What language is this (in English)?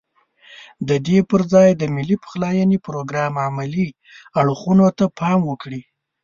Pashto